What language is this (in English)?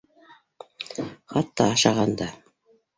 Bashkir